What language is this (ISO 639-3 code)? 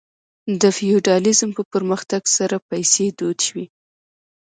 pus